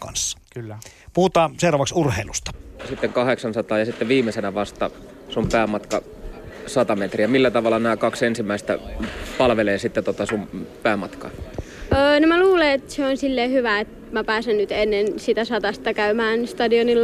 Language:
Finnish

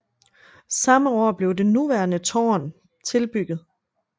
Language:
Danish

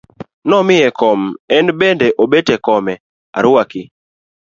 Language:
Luo (Kenya and Tanzania)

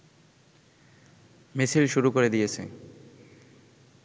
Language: Bangla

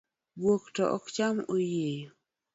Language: Luo (Kenya and Tanzania)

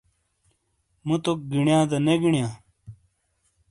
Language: Shina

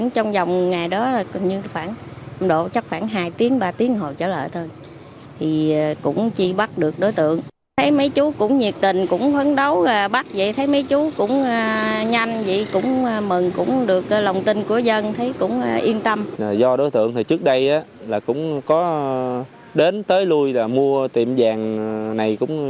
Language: Vietnamese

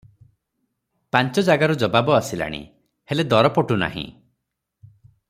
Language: Odia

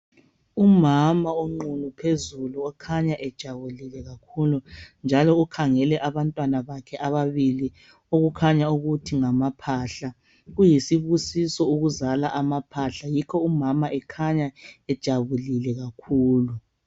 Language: North Ndebele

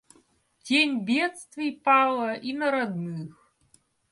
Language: Russian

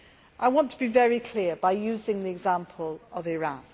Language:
English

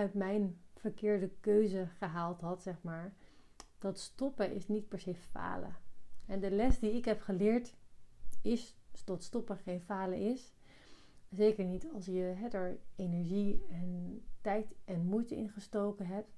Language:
Dutch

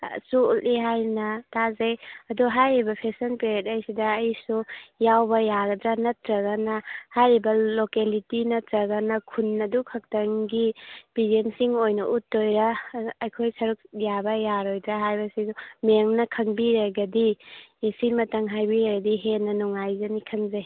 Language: Manipuri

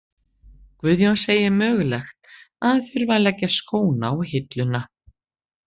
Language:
Icelandic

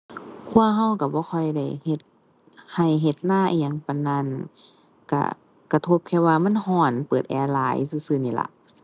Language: Thai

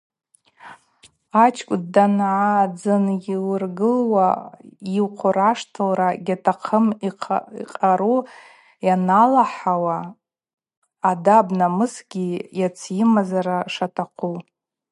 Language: Abaza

